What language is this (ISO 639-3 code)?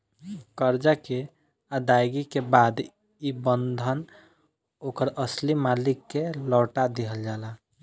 bho